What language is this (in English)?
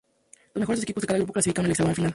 Spanish